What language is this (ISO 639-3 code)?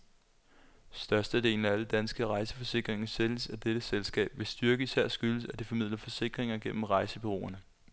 dan